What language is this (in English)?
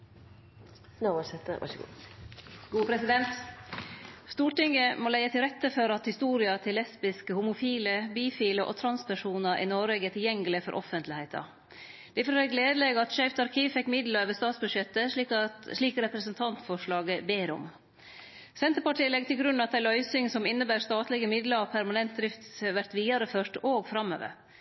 Norwegian Nynorsk